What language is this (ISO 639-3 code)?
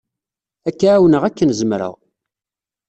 kab